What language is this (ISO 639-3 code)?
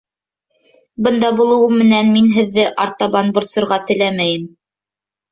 bak